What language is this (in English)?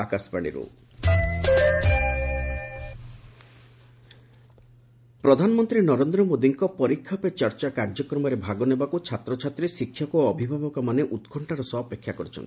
Odia